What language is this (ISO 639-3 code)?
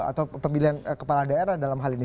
ind